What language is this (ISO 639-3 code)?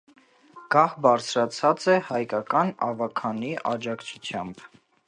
hye